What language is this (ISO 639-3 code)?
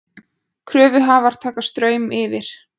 isl